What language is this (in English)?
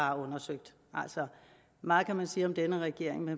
Danish